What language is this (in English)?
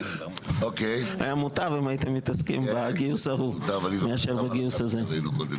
Hebrew